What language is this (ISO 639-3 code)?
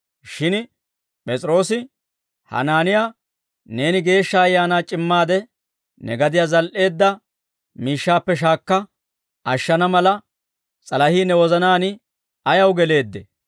dwr